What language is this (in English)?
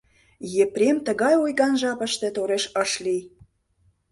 Mari